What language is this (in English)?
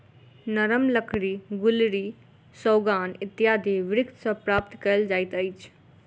Maithili